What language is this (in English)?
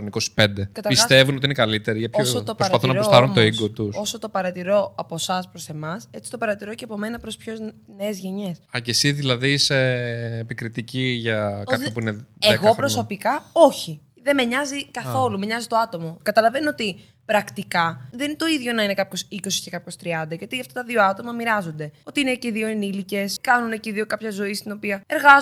Greek